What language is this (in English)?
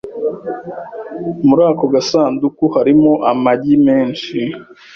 Kinyarwanda